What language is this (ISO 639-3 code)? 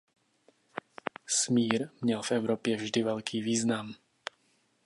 ces